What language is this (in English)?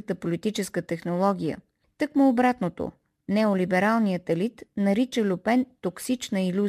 Bulgarian